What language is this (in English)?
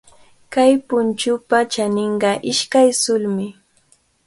Cajatambo North Lima Quechua